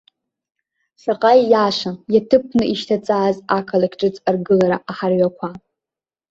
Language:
Abkhazian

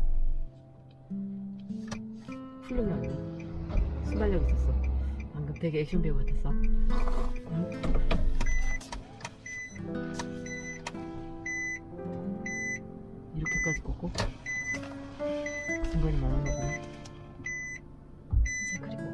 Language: Korean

